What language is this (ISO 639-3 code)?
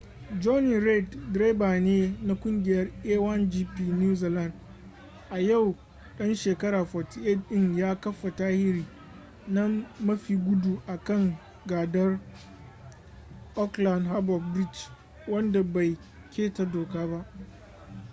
hau